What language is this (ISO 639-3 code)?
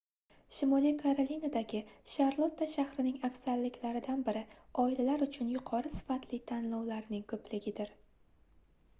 uzb